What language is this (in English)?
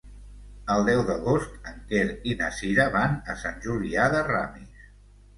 Catalan